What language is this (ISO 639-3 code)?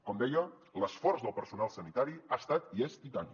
cat